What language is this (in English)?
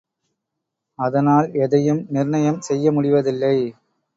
Tamil